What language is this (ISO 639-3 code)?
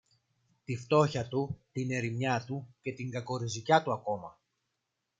ell